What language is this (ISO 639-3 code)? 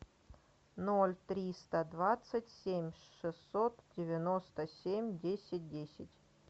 rus